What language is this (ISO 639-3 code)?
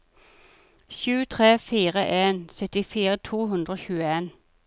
nor